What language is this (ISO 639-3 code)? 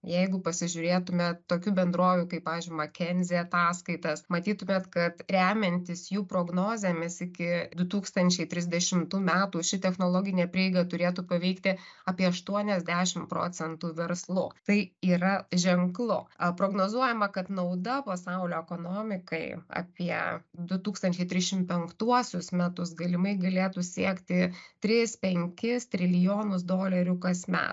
lit